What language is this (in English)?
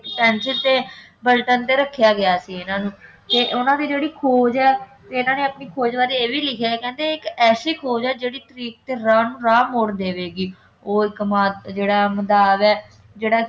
Punjabi